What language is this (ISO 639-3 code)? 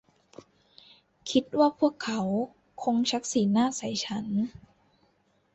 tha